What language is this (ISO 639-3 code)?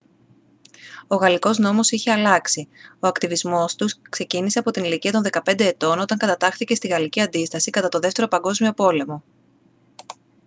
ell